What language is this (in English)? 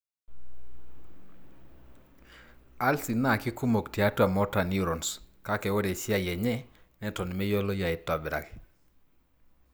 Masai